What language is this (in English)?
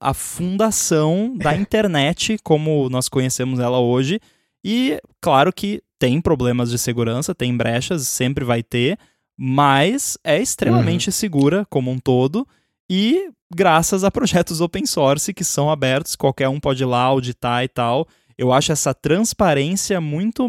Portuguese